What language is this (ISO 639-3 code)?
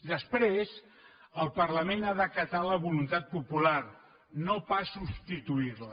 cat